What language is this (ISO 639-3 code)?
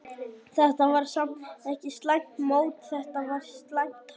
isl